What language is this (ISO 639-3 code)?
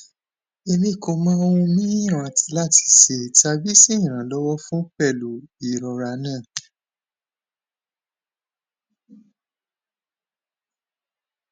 yor